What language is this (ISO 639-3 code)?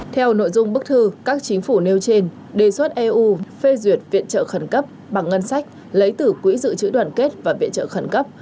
vie